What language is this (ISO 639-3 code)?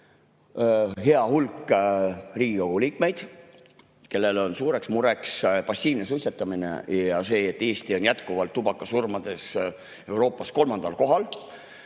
est